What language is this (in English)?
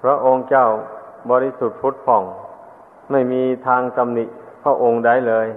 Thai